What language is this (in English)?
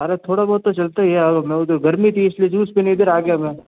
Hindi